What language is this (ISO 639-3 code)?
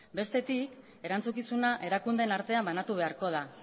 eus